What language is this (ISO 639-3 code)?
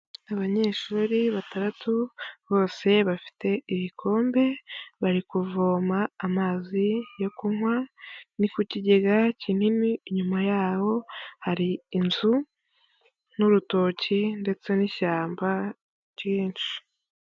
kin